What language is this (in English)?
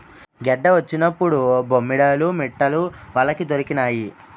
Telugu